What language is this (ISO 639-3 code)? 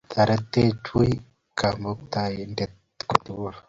kln